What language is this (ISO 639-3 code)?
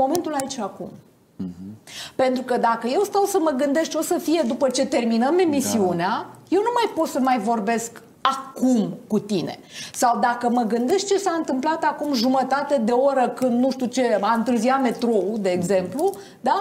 ron